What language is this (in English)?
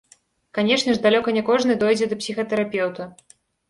Belarusian